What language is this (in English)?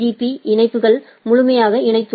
Tamil